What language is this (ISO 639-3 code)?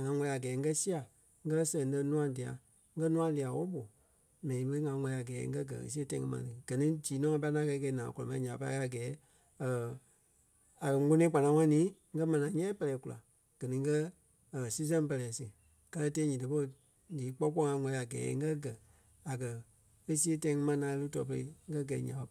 kpe